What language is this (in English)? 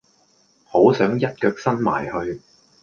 Cantonese